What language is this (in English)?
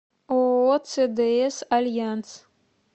Russian